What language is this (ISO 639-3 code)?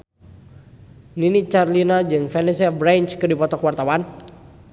sun